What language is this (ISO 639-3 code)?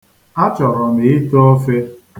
ibo